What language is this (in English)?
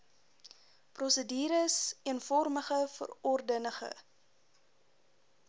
Afrikaans